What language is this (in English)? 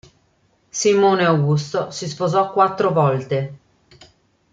Italian